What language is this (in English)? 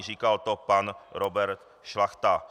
Czech